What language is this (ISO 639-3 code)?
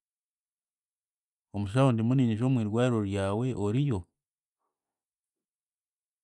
cgg